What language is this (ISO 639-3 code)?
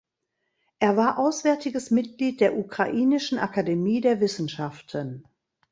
deu